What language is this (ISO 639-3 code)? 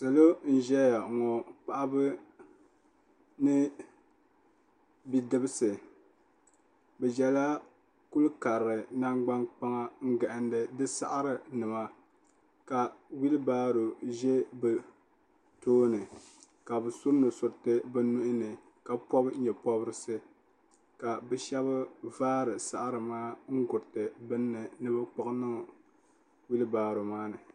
dag